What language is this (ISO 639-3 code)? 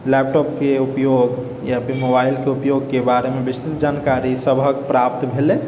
mai